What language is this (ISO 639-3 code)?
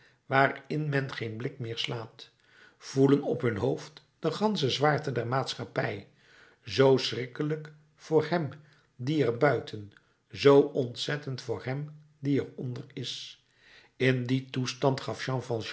nld